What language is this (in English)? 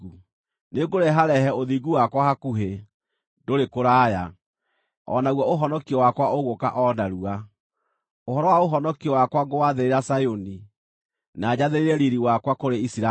Kikuyu